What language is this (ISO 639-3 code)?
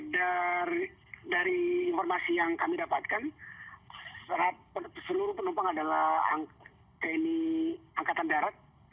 ind